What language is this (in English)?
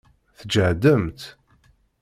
Kabyle